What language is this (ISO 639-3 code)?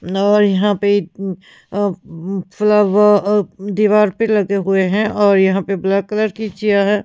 hin